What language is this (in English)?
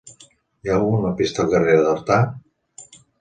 Catalan